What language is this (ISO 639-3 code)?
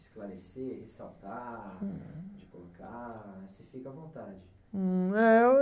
por